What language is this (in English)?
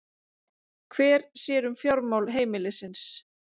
Icelandic